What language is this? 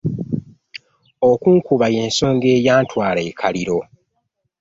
Ganda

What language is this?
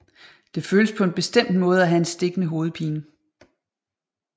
Danish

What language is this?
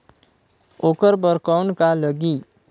Chhattisgarhi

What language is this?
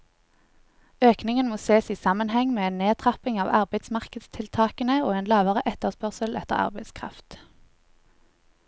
Norwegian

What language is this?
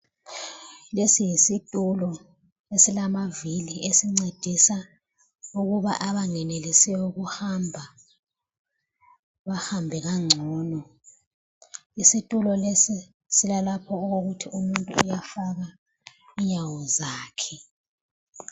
North Ndebele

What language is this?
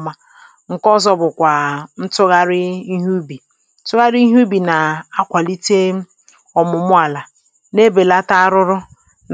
Igbo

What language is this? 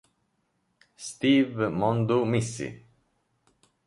Italian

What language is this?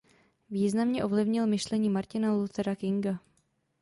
Czech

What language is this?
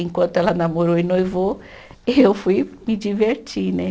Portuguese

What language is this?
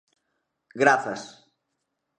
Galician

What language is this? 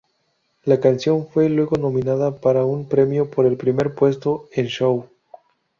Spanish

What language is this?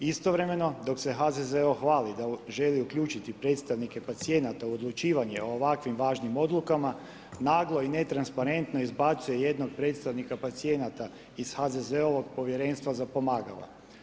Croatian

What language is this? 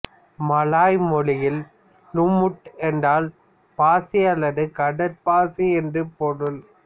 Tamil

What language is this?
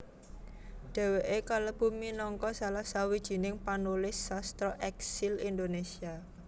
Javanese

